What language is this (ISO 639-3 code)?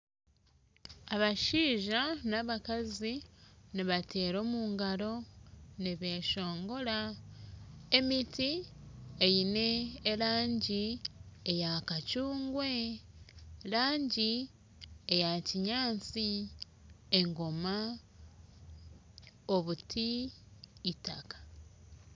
nyn